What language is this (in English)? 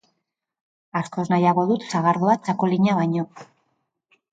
Basque